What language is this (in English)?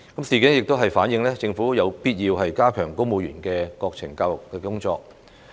Cantonese